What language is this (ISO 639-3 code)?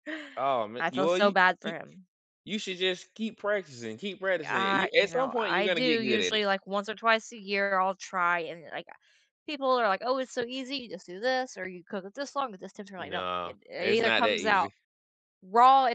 eng